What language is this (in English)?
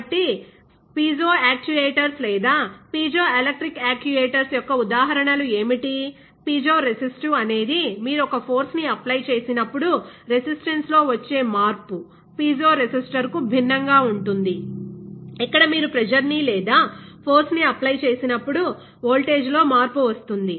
Telugu